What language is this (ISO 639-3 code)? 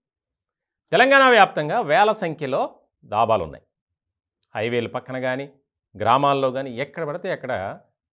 tel